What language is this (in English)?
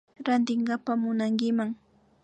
Imbabura Highland Quichua